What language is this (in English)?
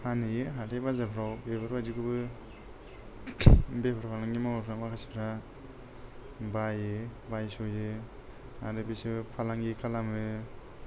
Bodo